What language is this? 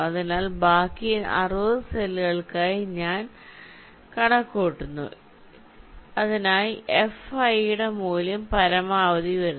Malayalam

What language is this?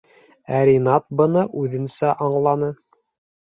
Bashkir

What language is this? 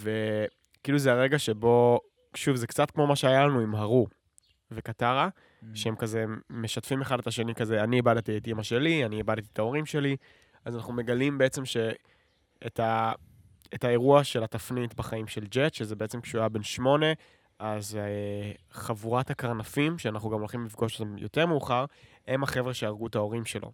Hebrew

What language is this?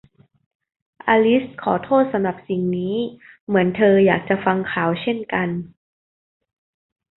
Thai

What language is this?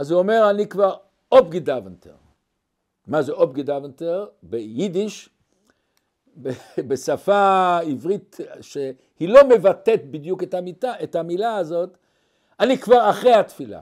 Hebrew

